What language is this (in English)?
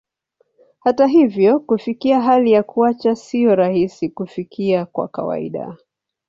Swahili